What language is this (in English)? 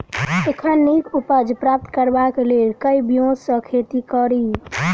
Maithili